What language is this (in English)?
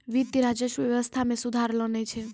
Maithili